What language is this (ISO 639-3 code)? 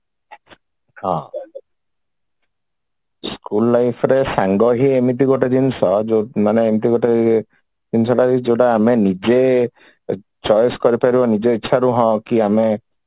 ori